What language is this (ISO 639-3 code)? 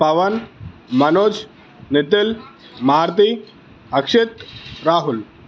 tel